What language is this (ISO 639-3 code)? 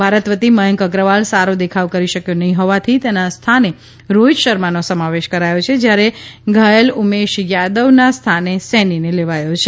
guj